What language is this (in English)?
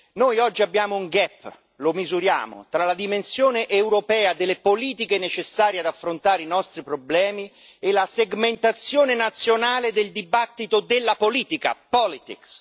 Italian